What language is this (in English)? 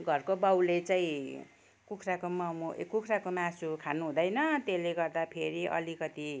Nepali